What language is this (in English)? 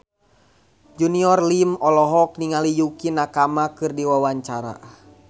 Sundanese